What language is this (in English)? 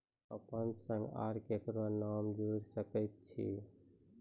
Maithili